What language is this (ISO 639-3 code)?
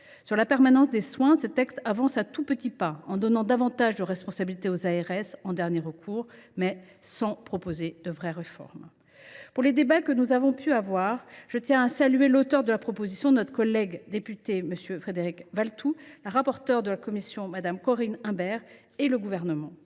fra